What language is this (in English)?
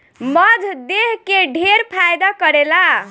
Bhojpuri